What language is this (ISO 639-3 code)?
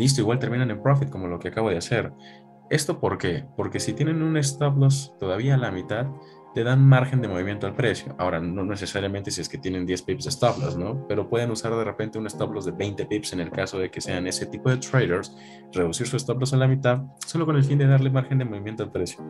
spa